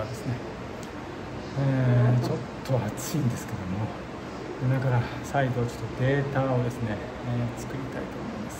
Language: Japanese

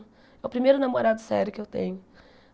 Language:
Portuguese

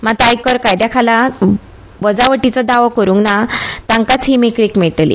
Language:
Konkani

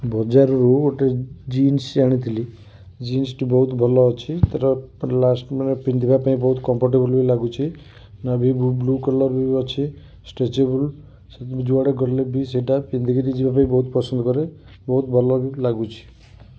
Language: Odia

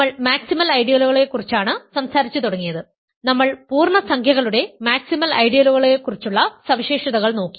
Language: Malayalam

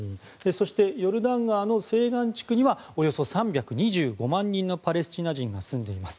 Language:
Japanese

